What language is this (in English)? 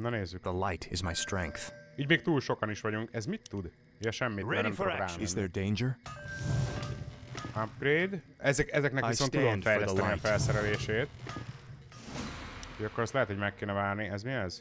Hungarian